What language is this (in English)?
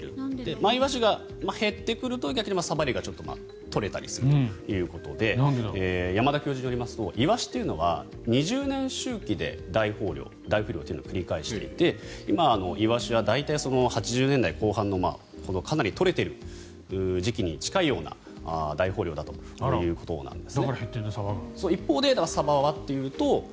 Japanese